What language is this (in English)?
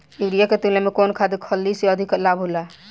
Bhojpuri